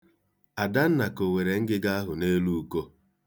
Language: Igbo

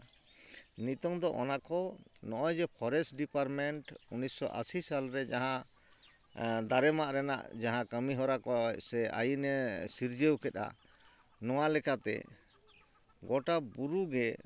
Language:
Santali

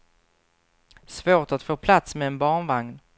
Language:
Swedish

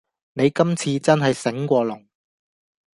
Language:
Cantonese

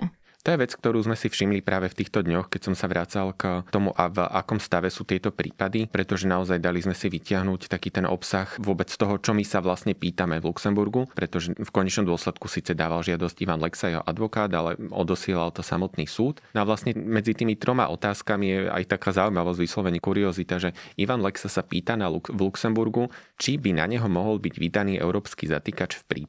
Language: Slovak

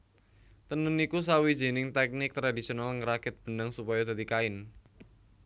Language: Javanese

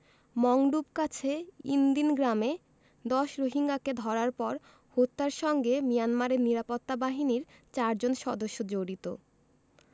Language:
Bangla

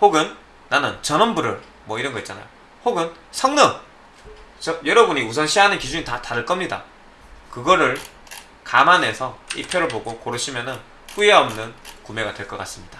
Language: Korean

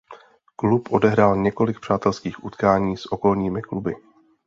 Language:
Czech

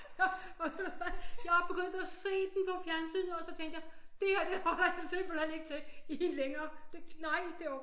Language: Danish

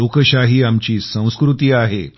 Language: Marathi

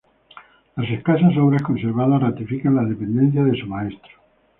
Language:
Spanish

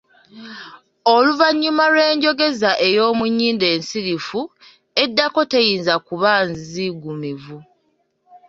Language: Ganda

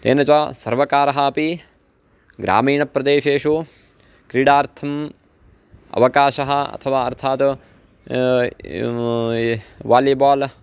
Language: Sanskrit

